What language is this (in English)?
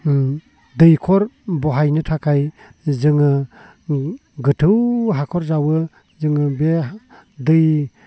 Bodo